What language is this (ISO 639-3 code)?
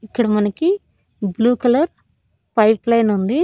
tel